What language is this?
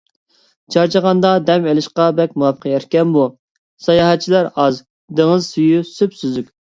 Uyghur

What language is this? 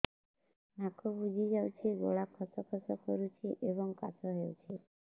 Odia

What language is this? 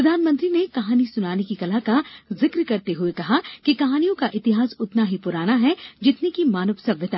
Hindi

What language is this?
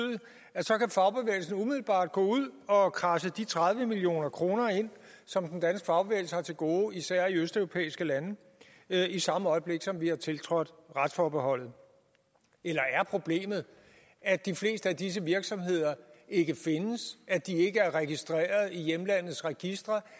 Danish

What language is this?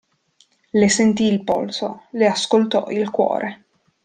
Italian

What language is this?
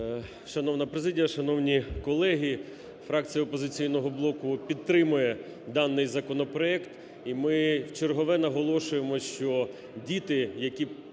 Ukrainian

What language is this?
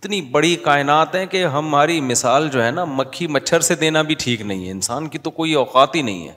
Urdu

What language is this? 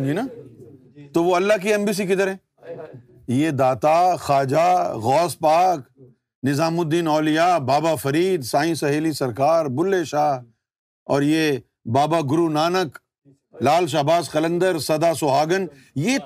Urdu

